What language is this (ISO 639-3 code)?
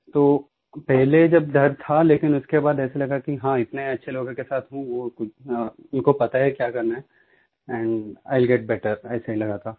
hin